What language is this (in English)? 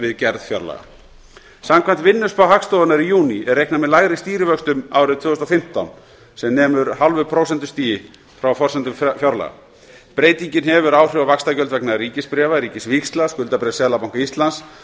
Icelandic